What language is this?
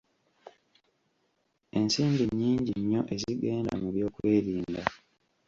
Ganda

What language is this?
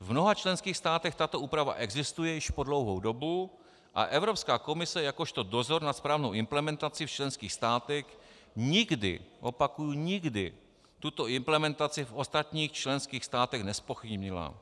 Czech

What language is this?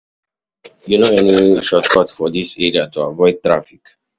Nigerian Pidgin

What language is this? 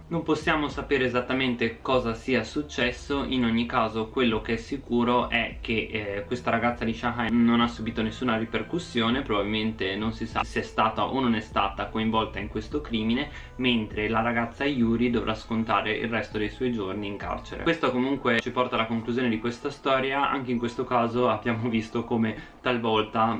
Italian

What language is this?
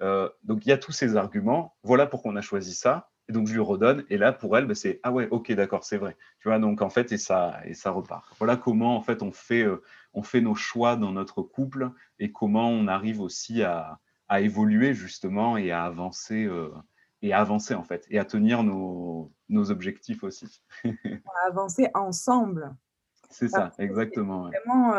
French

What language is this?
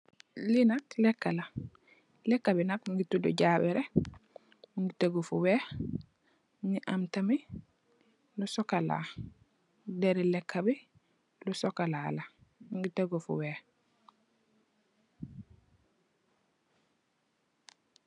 Wolof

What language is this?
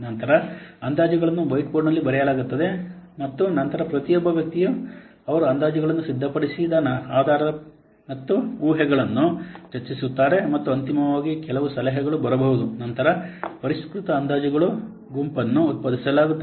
Kannada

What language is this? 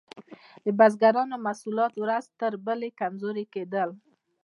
Pashto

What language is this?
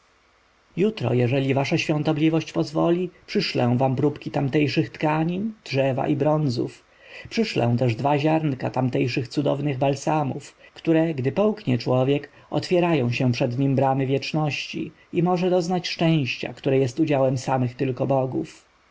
Polish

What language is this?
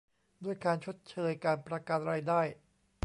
Thai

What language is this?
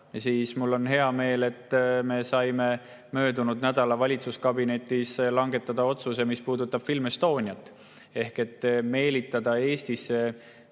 Estonian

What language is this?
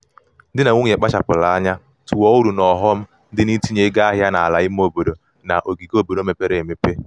Igbo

